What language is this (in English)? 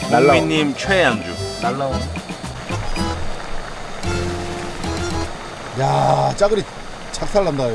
Korean